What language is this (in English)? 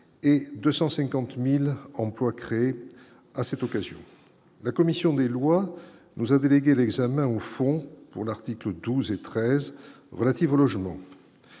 French